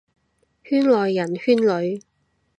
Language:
Cantonese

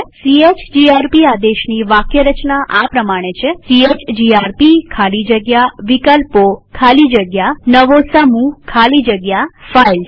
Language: Gujarati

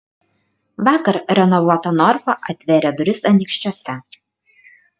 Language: Lithuanian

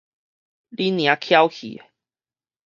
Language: Min Nan Chinese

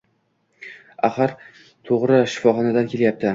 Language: Uzbek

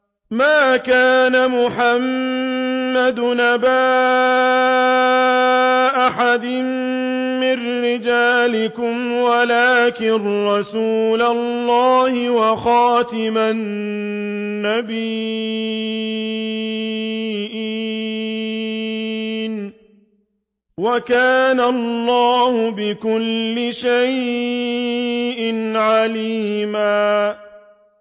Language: Arabic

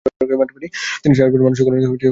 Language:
Bangla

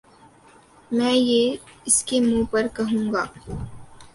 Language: Urdu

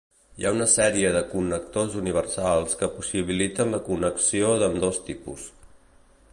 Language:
Catalan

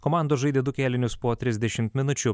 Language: Lithuanian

